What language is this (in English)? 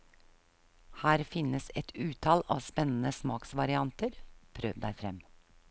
Norwegian